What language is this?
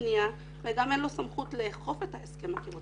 Hebrew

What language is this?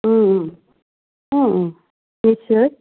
Assamese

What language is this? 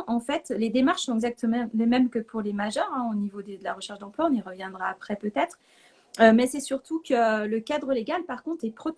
French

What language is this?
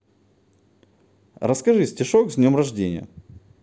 Russian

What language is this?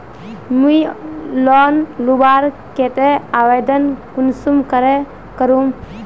Magahi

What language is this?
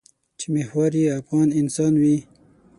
Pashto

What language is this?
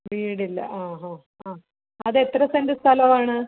Malayalam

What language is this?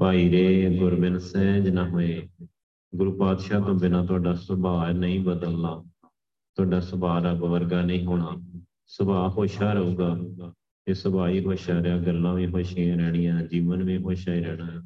Punjabi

